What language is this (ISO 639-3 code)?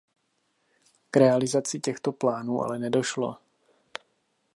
ces